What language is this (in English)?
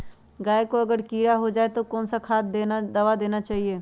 Magahi